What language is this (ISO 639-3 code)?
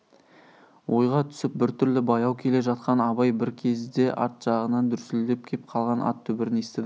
kaz